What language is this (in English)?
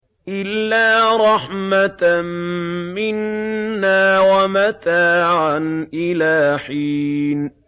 Arabic